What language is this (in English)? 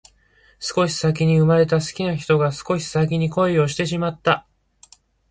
Japanese